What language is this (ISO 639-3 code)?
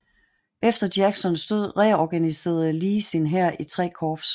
dan